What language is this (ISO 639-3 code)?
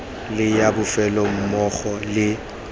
tsn